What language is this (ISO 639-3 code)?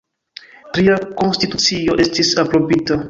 epo